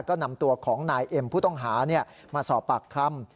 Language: Thai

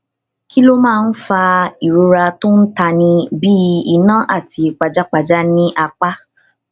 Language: Yoruba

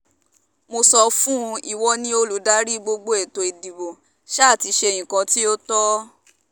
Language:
Yoruba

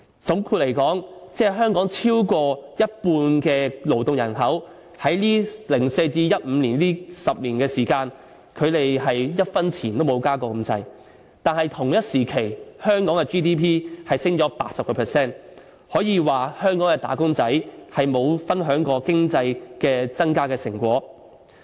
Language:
Cantonese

